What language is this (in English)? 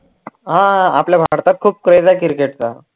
Marathi